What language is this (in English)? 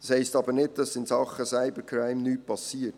Swiss German